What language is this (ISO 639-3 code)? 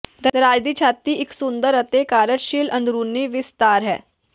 pan